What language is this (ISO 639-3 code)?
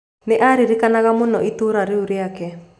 kik